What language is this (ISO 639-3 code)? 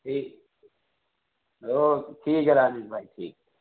urd